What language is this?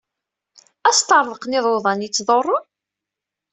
Kabyle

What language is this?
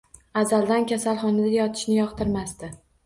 Uzbek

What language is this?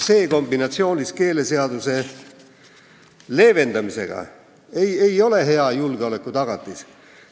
Estonian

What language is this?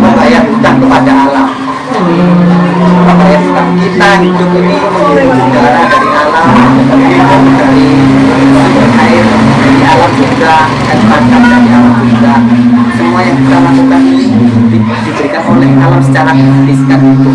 Indonesian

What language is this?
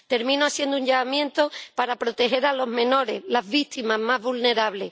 Spanish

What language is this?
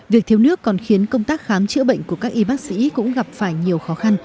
Vietnamese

